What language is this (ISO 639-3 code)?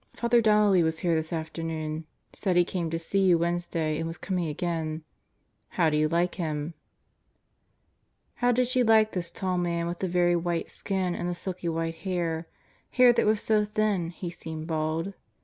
eng